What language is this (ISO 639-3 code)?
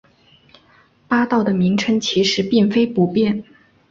zho